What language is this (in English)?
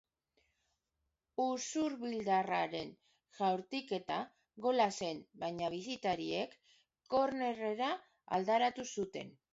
Basque